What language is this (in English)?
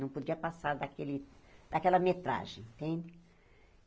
Portuguese